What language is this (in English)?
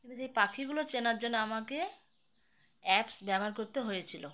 Bangla